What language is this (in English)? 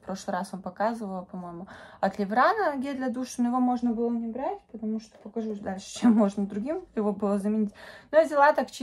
Russian